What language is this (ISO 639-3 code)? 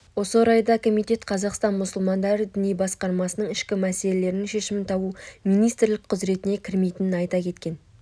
kaz